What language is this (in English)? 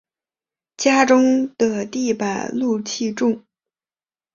Chinese